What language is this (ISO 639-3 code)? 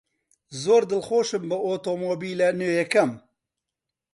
ckb